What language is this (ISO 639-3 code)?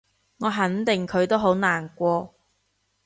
yue